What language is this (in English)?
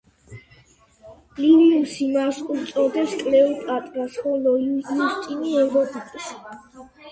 Georgian